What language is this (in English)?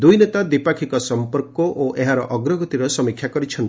Odia